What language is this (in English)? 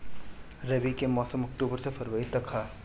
Bhojpuri